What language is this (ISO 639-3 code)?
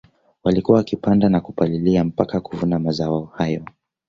swa